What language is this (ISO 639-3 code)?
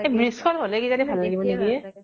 asm